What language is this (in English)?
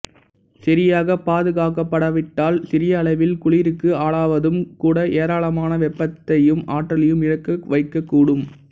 Tamil